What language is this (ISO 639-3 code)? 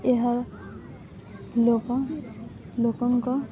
ori